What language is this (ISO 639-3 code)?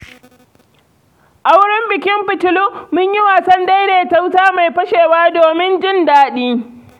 hau